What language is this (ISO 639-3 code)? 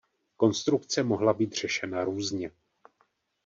ces